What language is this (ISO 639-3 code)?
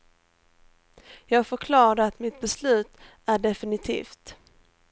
swe